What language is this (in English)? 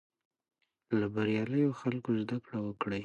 Pashto